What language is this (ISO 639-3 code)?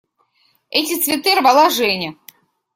rus